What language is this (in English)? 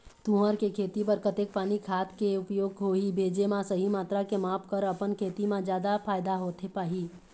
Chhattisgarhi